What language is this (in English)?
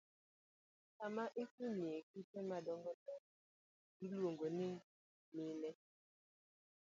Luo (Kenya and Tanzania)